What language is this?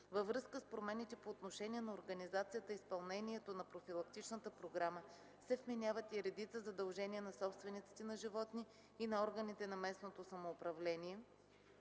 Bulgarian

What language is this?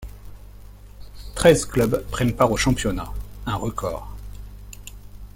French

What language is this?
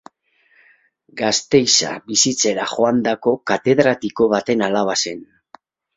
Basque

